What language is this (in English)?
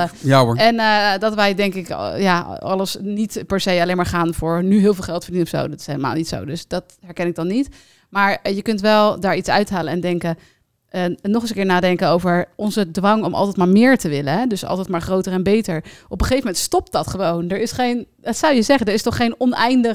Dutch